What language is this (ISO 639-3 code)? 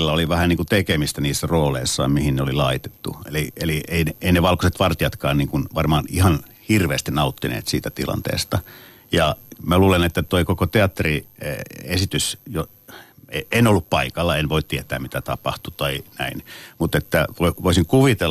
fin